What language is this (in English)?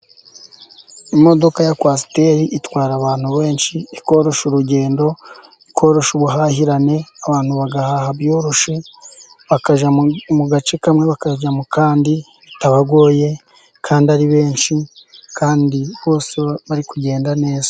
Kinyarwanda